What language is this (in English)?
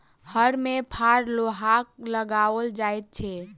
Maithili